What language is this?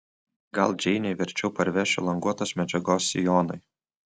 Lithuanian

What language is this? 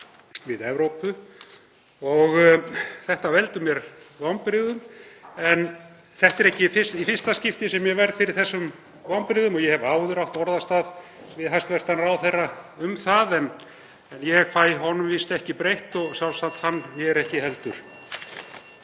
Icelandic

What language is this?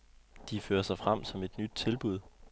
Danish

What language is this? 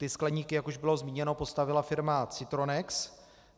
Czech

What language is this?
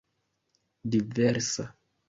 Esperanto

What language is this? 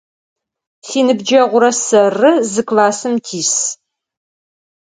Adyghe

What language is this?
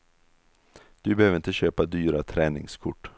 Swedish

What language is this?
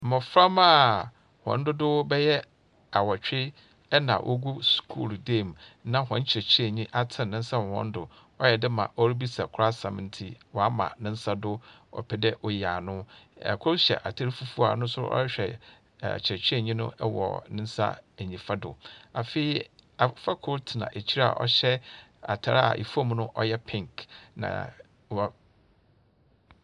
Akan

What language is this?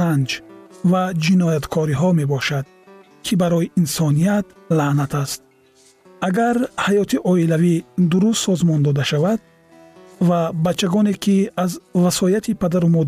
Persian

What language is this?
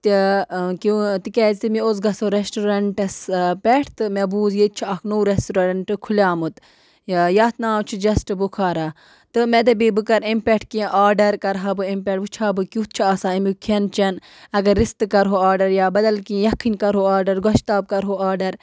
Kashmiri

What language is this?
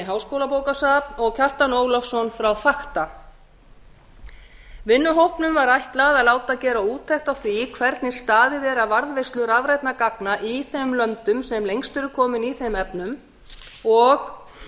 Icelandic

